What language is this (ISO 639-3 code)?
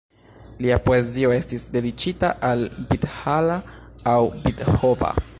epo